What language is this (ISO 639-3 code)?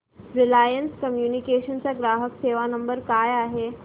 mar